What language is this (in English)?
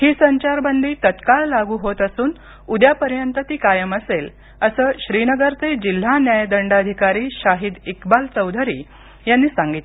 Marathi